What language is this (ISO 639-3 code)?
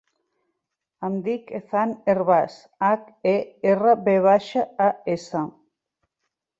cat